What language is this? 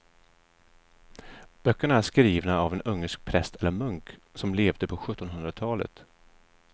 Swedish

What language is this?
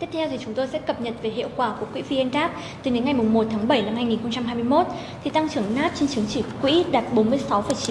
Vietnamese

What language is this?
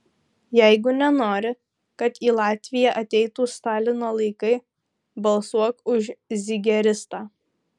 Lithuanian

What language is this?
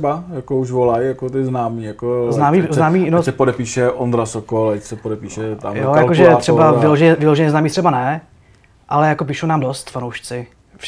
Czech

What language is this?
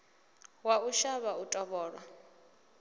Venda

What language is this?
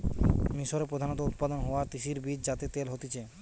Bangla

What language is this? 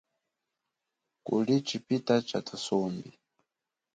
Chokwe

